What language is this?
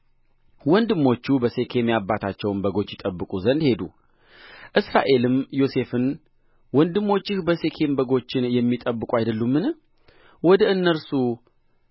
Amharic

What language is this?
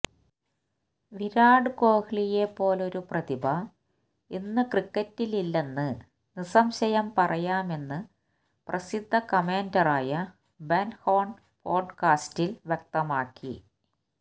Malayalam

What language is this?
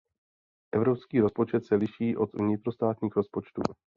Czech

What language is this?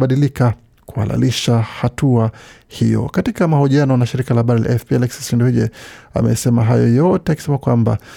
Swahili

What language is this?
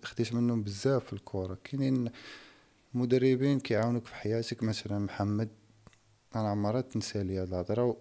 Arabic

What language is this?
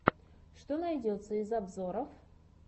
Russian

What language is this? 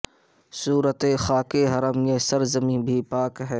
Urdu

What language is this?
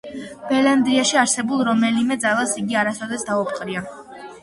Georgian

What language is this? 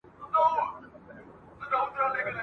Pashto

